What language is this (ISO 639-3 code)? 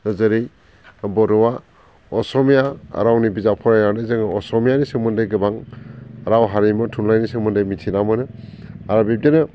brx